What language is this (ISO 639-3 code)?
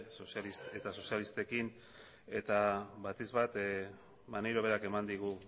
eus